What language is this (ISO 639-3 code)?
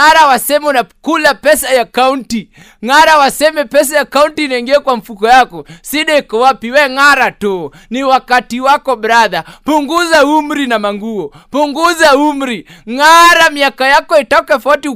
swa